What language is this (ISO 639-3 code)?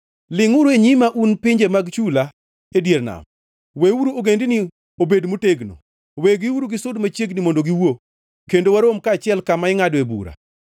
luo